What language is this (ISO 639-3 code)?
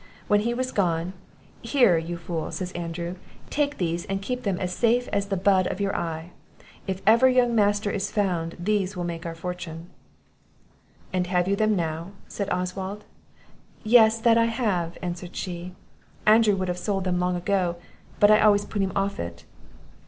eng